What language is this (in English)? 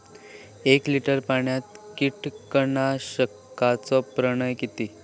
Marathi